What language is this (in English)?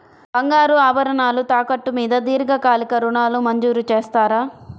Telugu